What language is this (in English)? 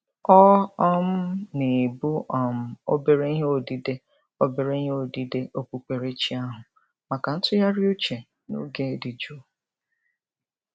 Igbo